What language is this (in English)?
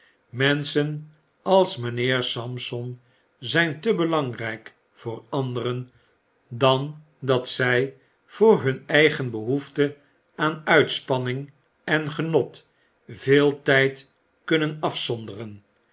Dutch